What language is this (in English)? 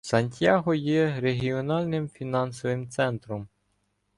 Ukrainian